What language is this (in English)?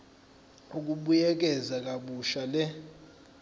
Zulu